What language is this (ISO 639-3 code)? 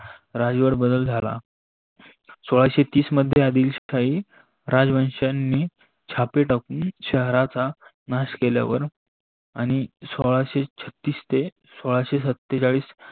mar